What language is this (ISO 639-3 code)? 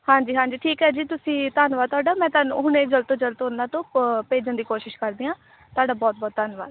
pan